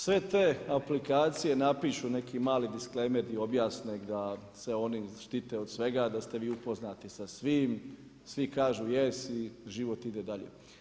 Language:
Croatian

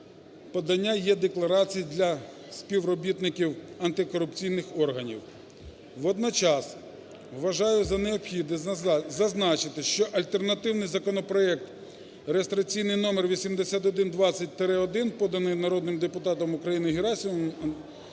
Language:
Ukrainian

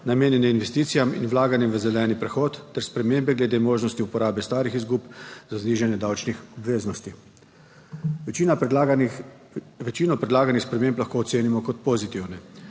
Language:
Slovenian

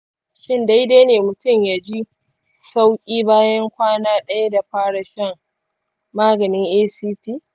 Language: Hausa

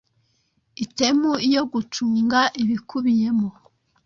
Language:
Kinyarwanda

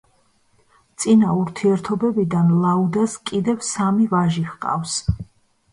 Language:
Georgian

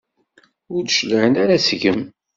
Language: Kabyle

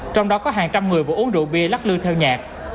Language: Vietnamese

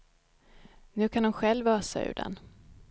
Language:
Swedish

